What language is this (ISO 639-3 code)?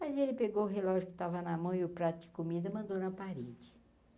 por